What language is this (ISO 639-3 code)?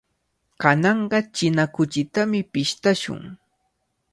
qvl